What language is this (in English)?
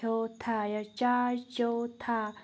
Kashmiri